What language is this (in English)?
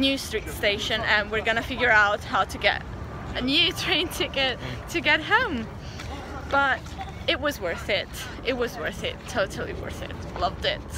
English